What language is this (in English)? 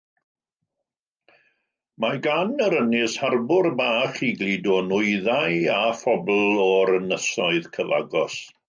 Welsh